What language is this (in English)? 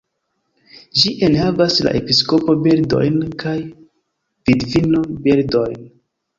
Esperanto